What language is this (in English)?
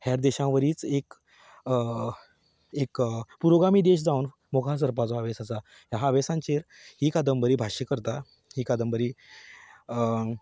Konkani